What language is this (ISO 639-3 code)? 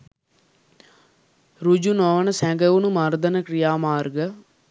sin